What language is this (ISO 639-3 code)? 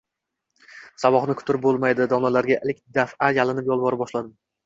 uzb